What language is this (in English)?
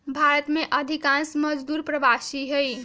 Magahi